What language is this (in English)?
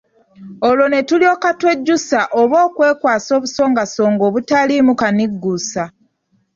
Ganda